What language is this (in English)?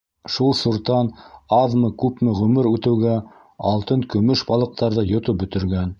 Bashkir